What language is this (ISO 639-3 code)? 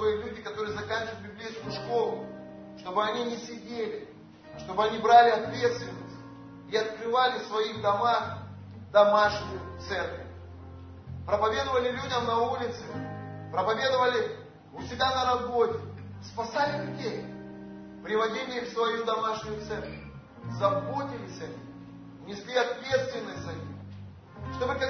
rus